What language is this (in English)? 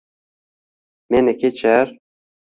Uzbek